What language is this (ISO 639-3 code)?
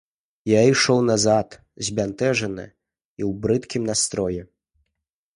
bel